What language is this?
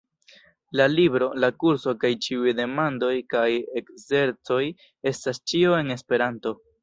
Esperanto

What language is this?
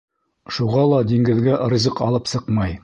Bashkir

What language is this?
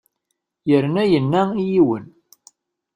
Kabyle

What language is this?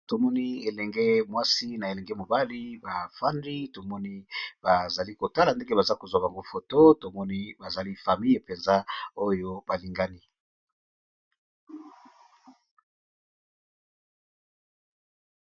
Lingala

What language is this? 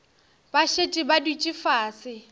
Northern Sotho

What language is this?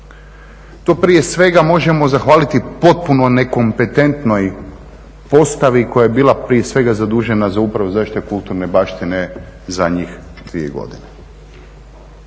Croatian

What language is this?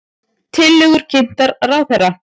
Icelandic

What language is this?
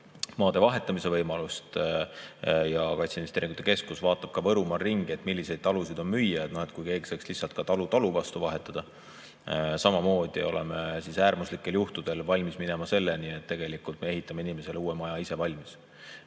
Estonian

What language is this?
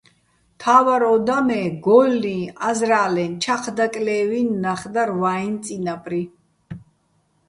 Bats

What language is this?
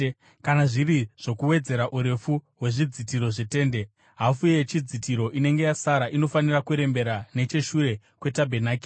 Shona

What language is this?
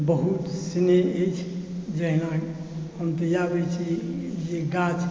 Maithili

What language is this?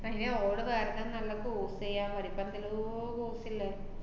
Malayalam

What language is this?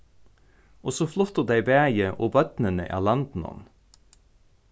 Faroese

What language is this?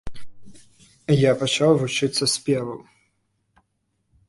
Belarusian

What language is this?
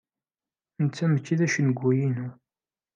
Kabyle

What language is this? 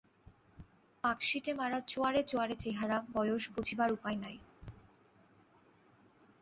Bangla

